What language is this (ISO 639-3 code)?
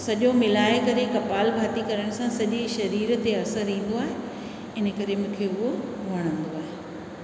snd